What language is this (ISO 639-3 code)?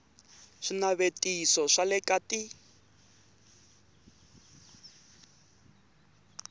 tso